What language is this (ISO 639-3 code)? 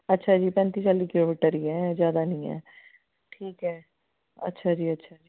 pan